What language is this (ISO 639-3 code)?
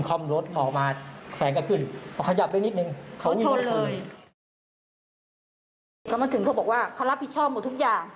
tha